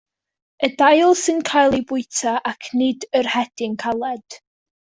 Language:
Welsh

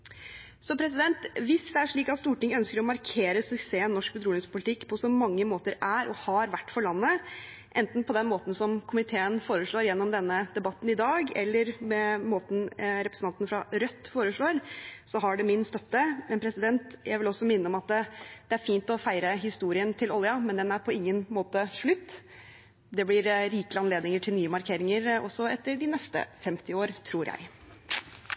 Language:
Norwegian Bokmål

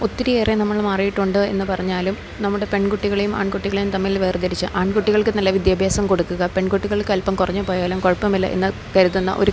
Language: Malayalam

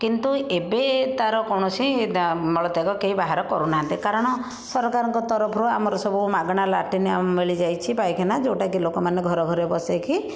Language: Odia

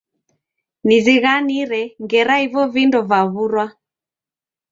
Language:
Taita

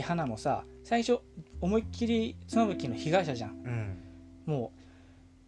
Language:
Japanese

